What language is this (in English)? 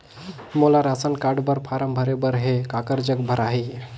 Chhattisgarhi